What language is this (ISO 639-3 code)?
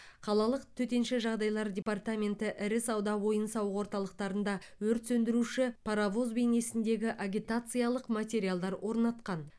kaz